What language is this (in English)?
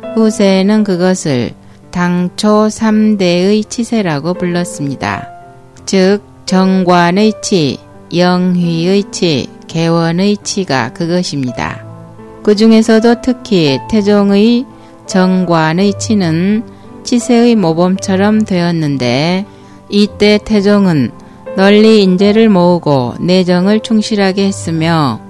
Korean